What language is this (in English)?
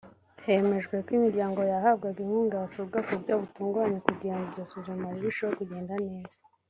Kinyarwanda